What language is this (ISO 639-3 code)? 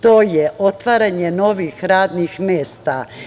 srp